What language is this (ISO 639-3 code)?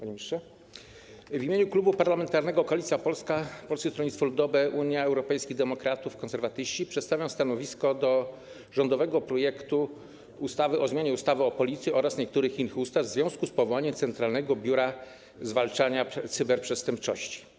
pol